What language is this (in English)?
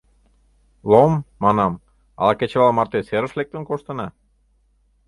Mari